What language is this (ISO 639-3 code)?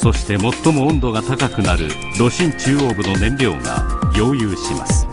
jpn